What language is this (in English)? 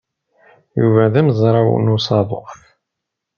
Kabyle